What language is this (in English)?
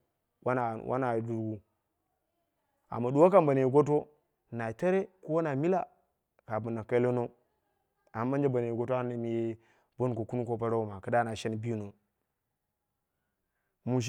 Dera (Nigeria)